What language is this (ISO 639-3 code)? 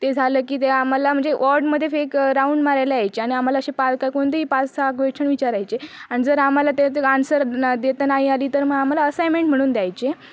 mar